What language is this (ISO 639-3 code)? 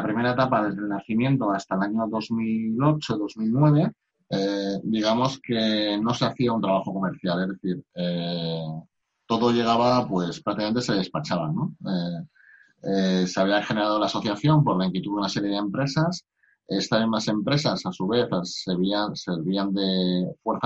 spa